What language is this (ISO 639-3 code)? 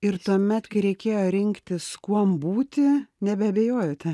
lit